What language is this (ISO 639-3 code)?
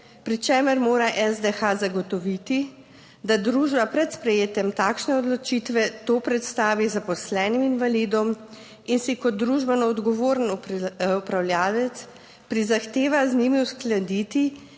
slv